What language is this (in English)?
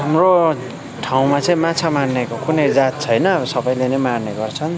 Nepali